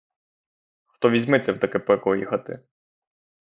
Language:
Ukrainian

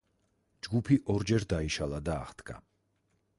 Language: Georgian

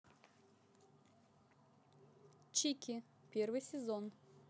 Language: Russian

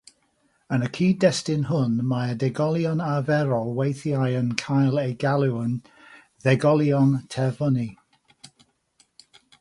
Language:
Welsh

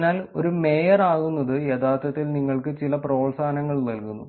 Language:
Malayalam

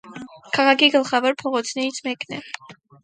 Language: Armenian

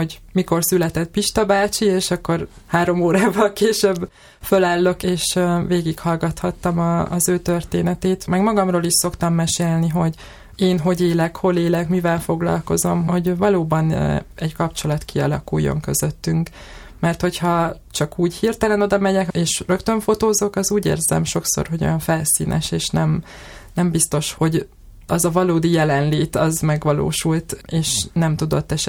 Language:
Hungarian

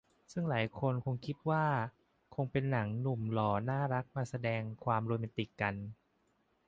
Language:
Thai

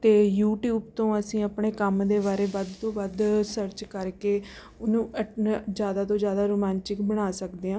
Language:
Punjabi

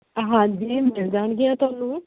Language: Punjabi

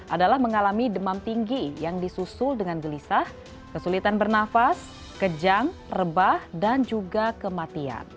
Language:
Indonesian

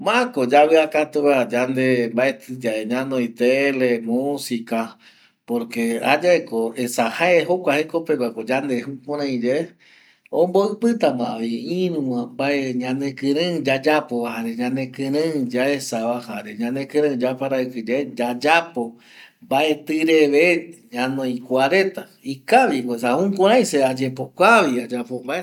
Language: Eastern Bolivian Guaraní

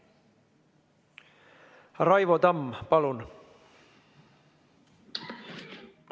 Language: Estonian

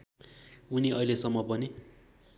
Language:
Nepali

